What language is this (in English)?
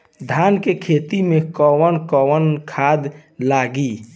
Bhojpuri